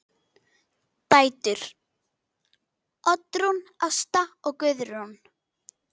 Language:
Icelandic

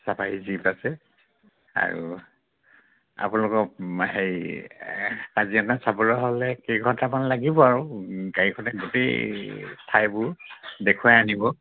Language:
Assamese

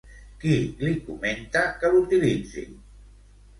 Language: Catalan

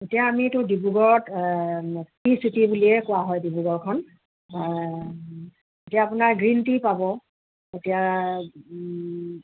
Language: Assamese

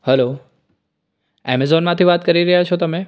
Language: Gujarati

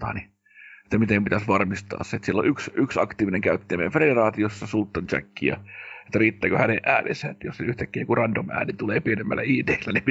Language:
Finnish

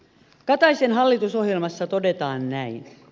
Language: Finnish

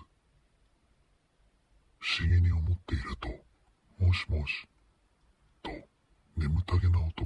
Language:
Japanese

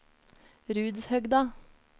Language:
Norwegian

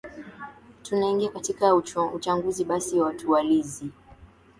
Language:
Swahili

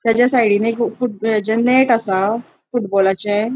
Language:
Konkani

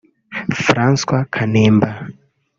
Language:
Kinyarwanda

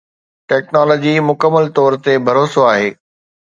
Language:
Sindhi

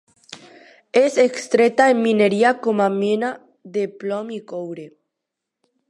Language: Catalan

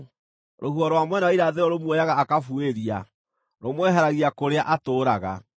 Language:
Kikuyu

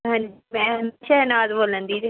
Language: Punjabi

